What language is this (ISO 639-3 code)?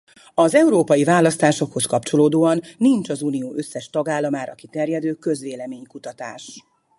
hun